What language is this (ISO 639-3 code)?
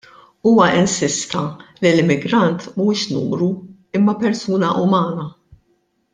mlt